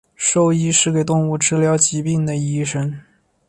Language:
Chinese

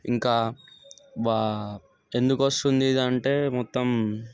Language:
Telugu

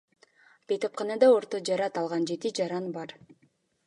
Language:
Kyrgyz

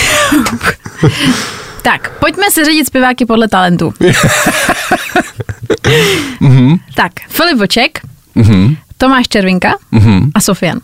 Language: Czech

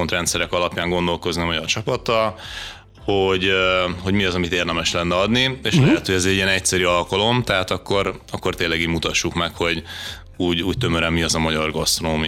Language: Hungarian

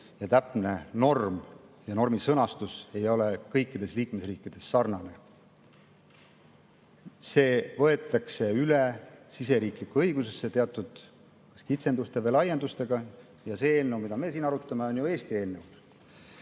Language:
Estonian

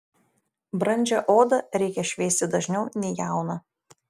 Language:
Lithuanian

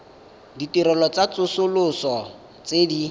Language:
Tswana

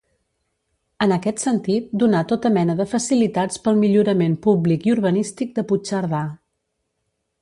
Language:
Catalan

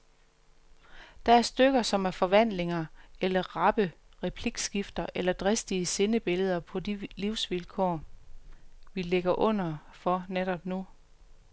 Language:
Danish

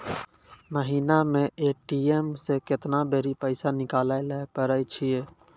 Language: Maithili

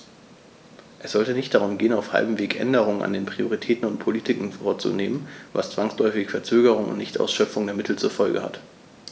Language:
German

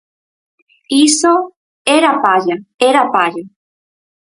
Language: Galician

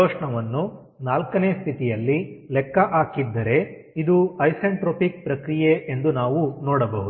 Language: Kannada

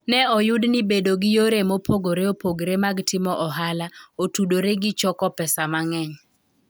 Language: Luo (Kenya and Tanzania)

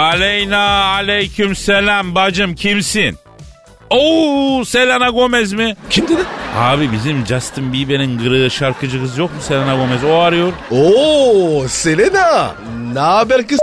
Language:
Turkish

